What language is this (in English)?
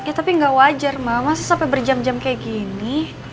Indonesian